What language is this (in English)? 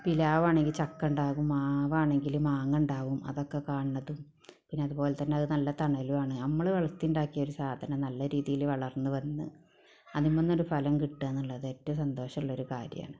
Malayalam